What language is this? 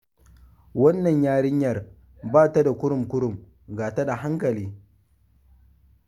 Hausa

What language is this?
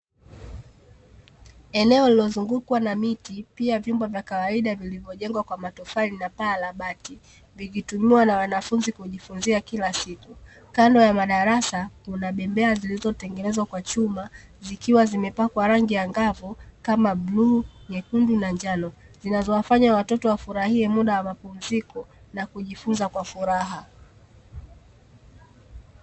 Swahili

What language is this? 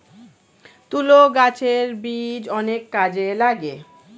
Bangla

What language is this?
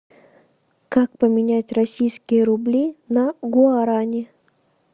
Russian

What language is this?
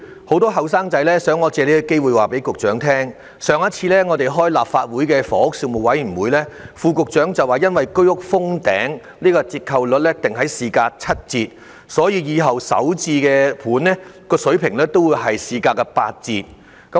Cantonese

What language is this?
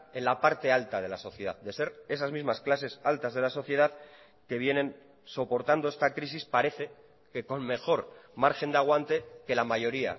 Spanish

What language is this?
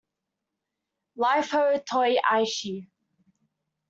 English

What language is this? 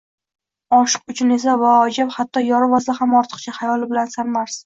Uzbek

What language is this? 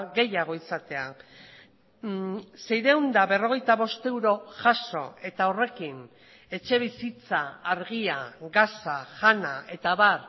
Basque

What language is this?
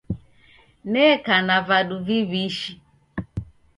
Taita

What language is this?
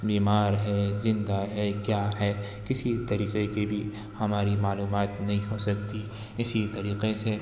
Urdu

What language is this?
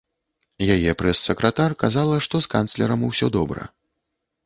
Belarusian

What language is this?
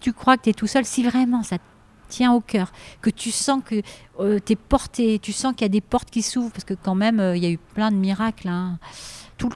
French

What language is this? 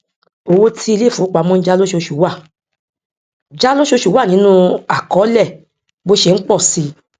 Yoruba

